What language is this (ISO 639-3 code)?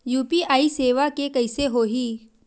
hne